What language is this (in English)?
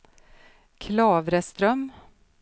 Swedish